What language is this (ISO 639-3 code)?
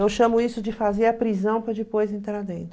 por